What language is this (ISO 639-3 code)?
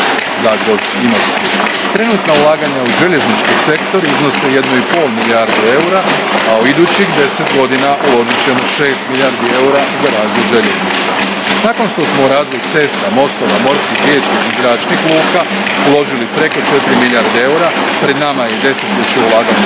hrv